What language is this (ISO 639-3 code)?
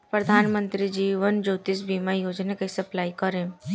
bho